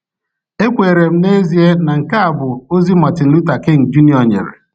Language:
Igbo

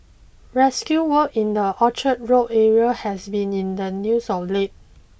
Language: English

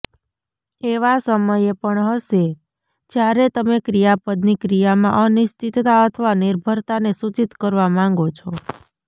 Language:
Gujarati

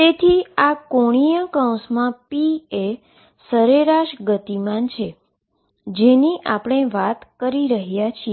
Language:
Gujarati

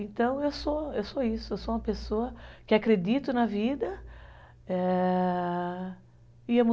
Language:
Portuguese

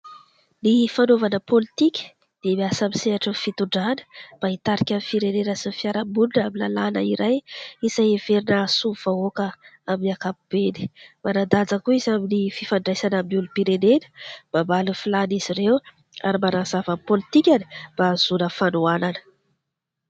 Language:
Malagasy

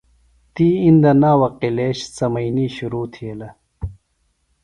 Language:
Phalura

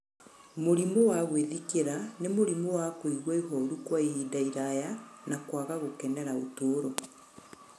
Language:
Kikuyu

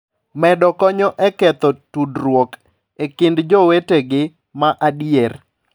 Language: Luo (Kenya and Tanzania)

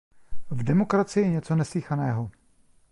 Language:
Czech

